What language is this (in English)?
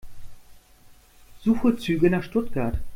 German